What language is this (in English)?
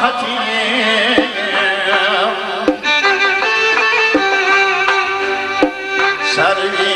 Turkish